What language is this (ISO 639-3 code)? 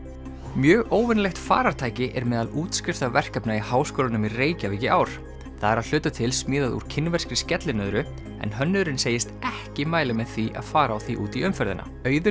isl